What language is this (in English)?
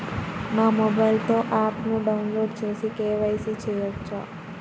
Telugu